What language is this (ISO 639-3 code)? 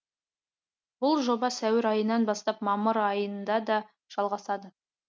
kaz